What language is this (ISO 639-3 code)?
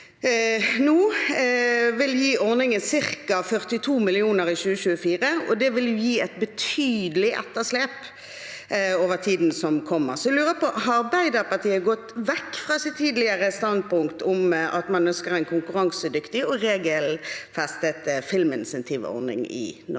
nor